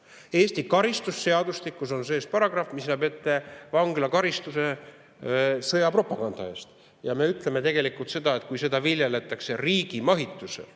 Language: Estonian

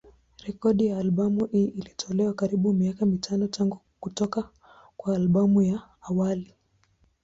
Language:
Swahili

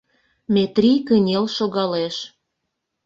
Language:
Mari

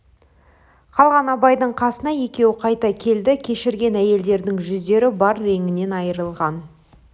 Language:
Kazakh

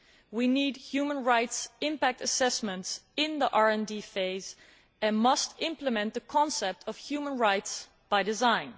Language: English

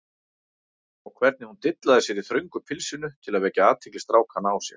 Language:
Icelandic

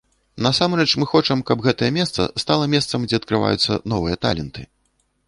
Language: Belarusian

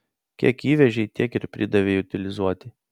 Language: Lithuanian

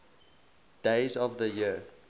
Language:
English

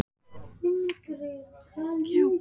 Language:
Icelandic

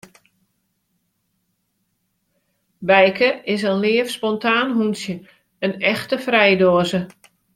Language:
Western Frisian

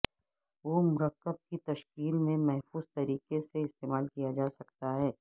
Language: Urdu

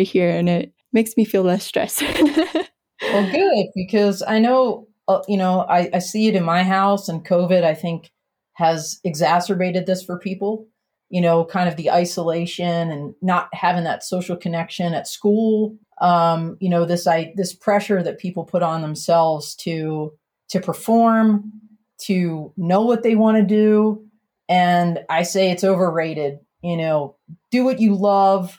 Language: English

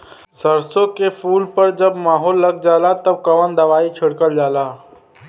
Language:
Bhojpuri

